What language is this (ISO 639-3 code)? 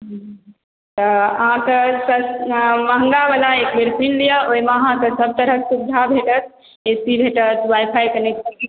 mai